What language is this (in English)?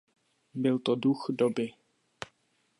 Czech